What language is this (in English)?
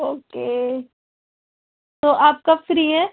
Urdu